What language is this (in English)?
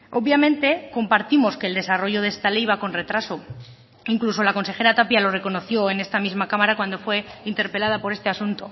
Spanish